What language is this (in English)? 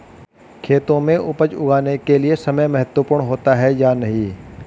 Hindi